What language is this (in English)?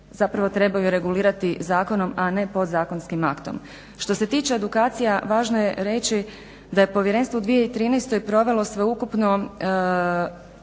Croatian